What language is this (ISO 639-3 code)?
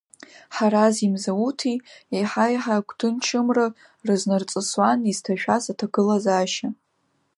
abk